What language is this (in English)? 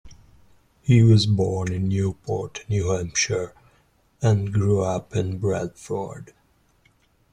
English